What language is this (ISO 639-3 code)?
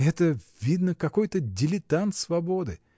rus